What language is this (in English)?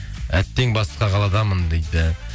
Kazakh